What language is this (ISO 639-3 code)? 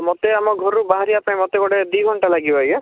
ori